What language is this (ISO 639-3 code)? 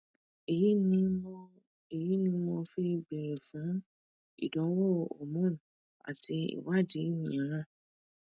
yor